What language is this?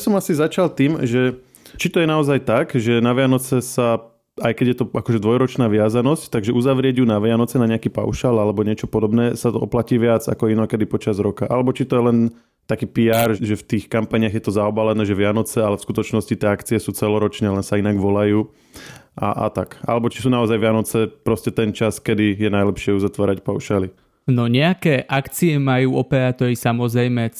Slovak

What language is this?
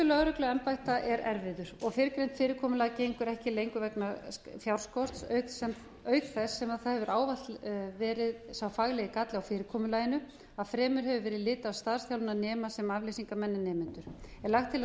Icelandic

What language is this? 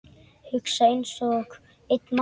Icelandic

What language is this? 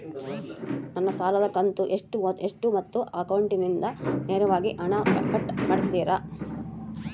Kannada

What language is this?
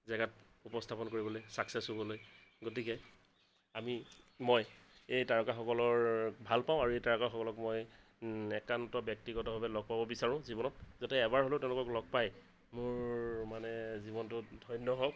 Assamese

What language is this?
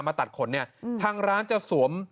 Thai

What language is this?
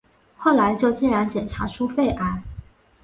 Chinese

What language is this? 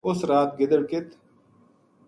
Gujari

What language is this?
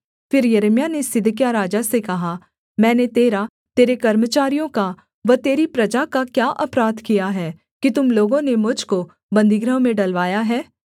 Hindi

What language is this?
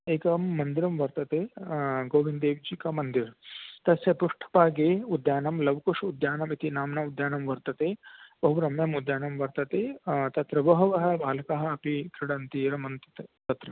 Sanskrit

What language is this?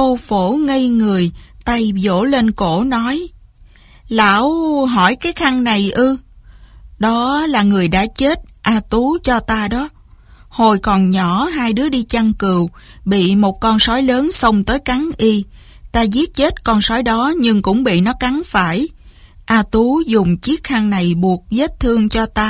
Vietnamese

